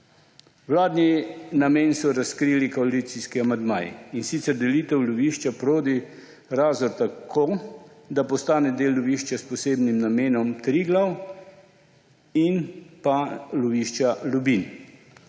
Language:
Slovenian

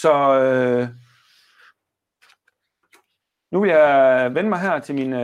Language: Danish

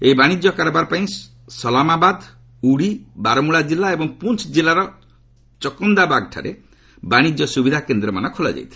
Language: Odia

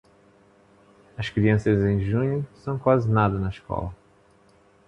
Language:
Portuguese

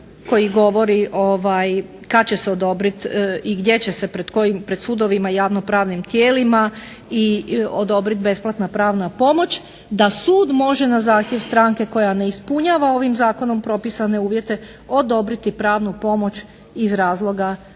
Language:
Croatian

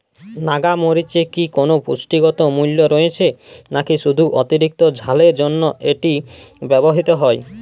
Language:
Bangla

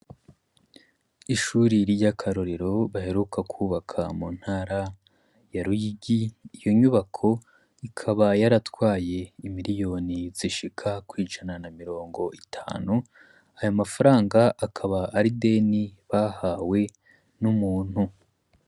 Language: Rundi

